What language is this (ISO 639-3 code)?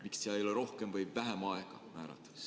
est